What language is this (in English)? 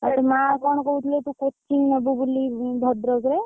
Odia